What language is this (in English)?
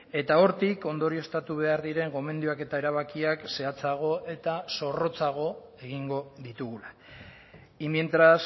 Basque